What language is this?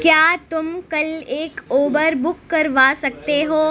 Urdu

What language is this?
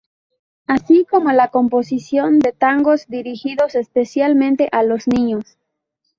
Spanish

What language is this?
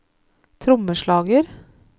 Norwegian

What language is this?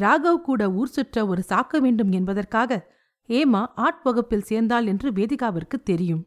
Tamil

